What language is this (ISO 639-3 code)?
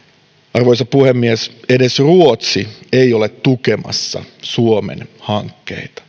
fin